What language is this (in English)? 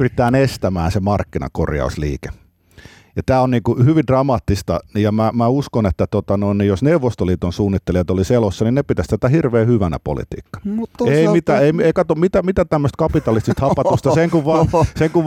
Finnish